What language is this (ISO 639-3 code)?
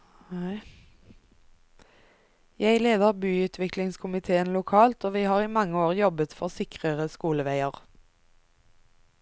nor